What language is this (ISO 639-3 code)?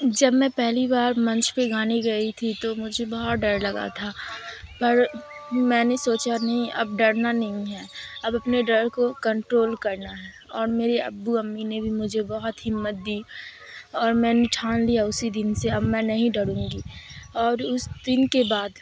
urd